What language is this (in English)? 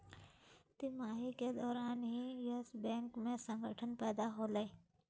Magahi